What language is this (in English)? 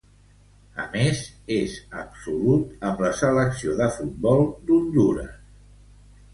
Catalan